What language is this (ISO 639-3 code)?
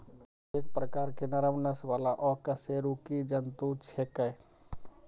mai